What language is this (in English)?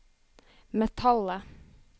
Norwegian